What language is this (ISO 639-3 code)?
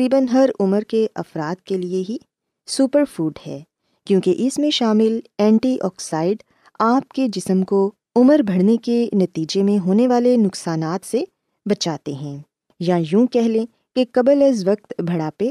urd